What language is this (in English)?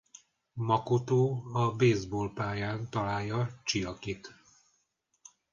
Hungarian